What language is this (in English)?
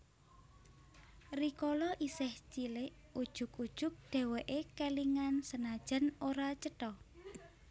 Javanese